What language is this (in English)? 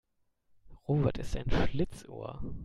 German